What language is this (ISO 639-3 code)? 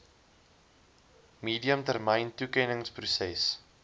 afr